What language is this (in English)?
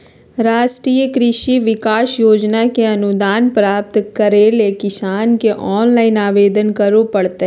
Magahi